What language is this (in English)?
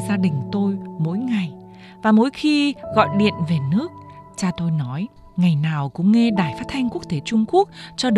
Vietnamese